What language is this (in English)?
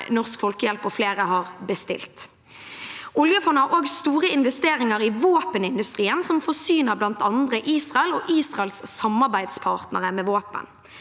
Norwegian